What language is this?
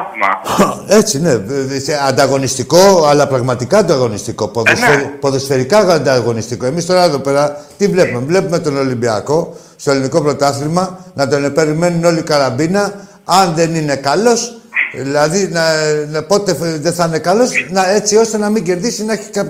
Greek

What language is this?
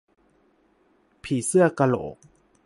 Thai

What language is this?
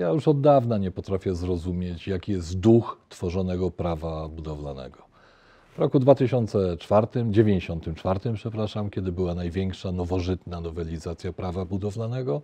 Polish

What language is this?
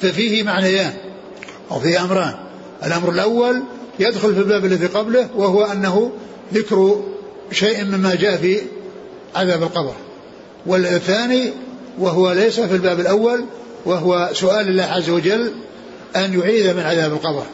Arabic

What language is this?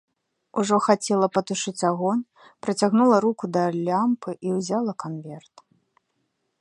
Belarusian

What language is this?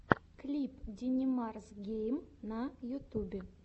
Russian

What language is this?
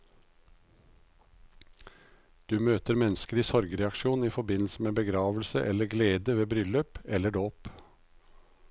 Norwegian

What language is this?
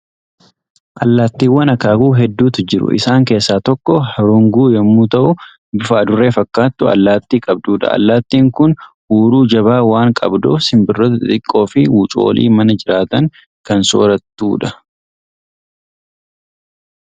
Oromo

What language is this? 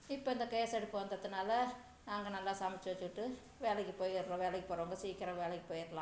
Tamil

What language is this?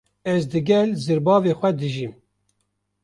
Kurdish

